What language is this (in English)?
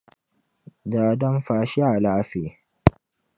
Dagbani